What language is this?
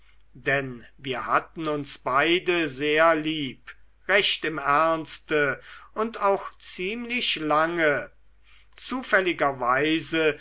German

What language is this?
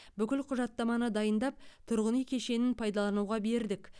Kazakh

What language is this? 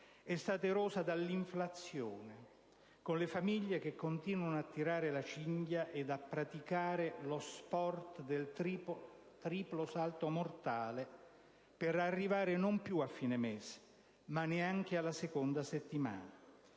Italian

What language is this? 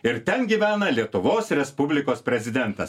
Lithuanian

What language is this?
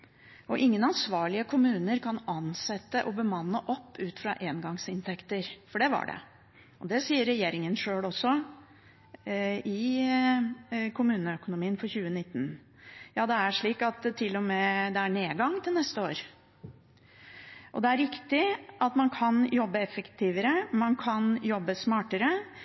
Norwegian Bokmål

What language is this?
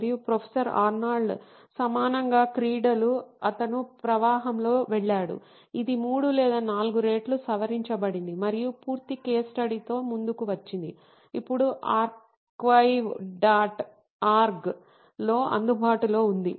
Telugu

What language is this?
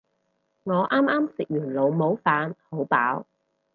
Cantonese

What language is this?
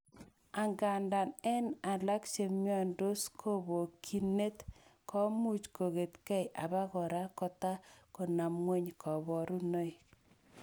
Kalenjin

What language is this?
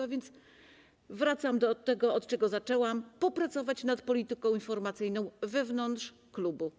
Polish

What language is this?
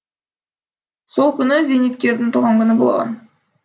Kazakh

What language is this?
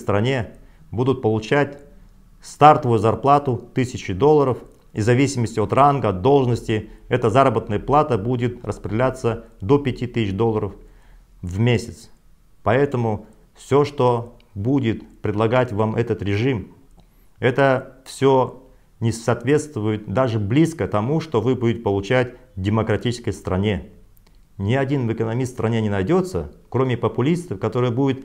Russian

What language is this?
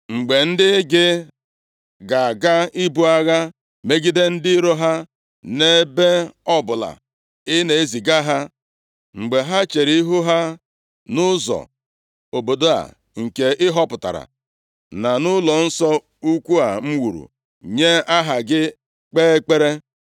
Igbo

